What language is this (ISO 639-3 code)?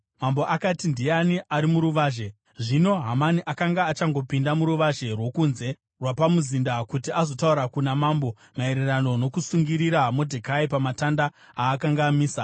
sna